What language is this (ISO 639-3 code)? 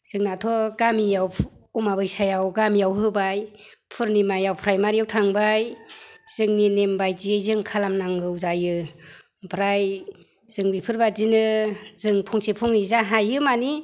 brx